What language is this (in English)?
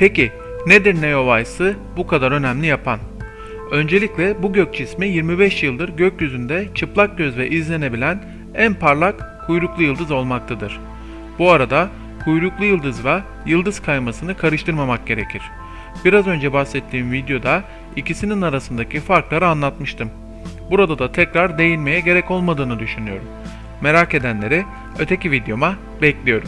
Turkish